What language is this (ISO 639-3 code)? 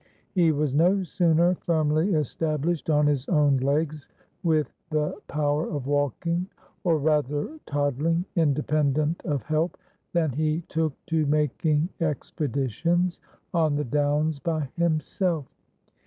eng